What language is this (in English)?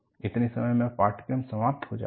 Hindi